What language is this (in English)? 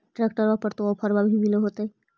Magahi